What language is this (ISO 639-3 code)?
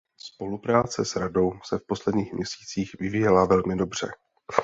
ces